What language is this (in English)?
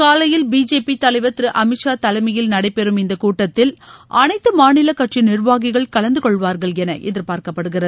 Tamil